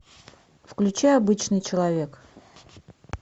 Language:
Russian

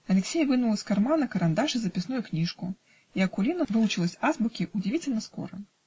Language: Russian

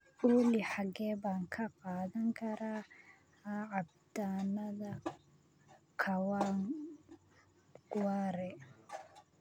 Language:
Somali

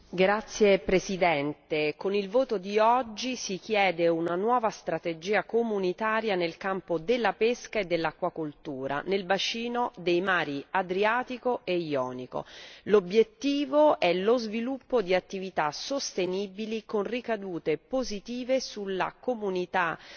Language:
Italian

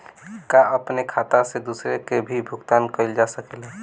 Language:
Bhojpuri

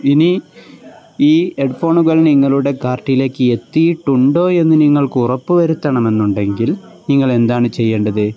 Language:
Malayalam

